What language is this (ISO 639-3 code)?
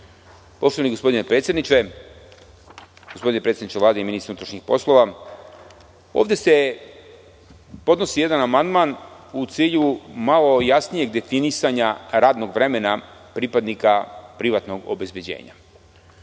srp